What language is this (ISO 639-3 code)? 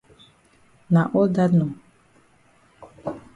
wes